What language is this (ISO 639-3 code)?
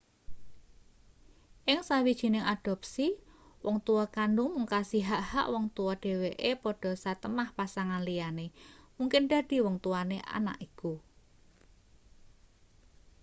jav